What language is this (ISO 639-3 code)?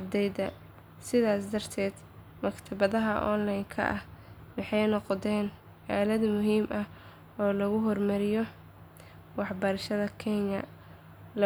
som